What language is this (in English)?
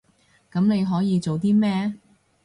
Cantonese